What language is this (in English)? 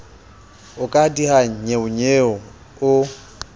Southern Sotho